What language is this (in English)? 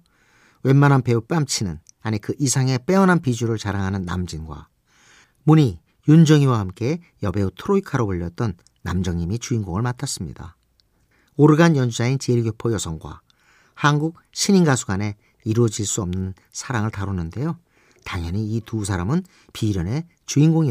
Korean